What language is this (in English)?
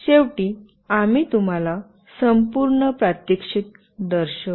Marathi